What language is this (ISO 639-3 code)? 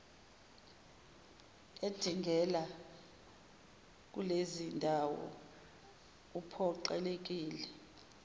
zul